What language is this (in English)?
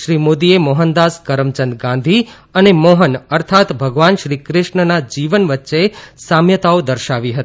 Gujarati